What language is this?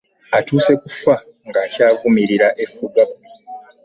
Ganda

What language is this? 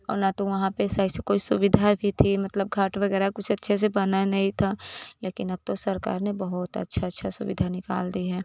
Hindi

